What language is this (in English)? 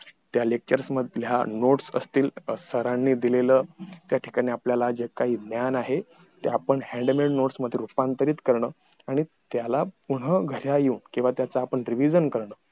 Marathi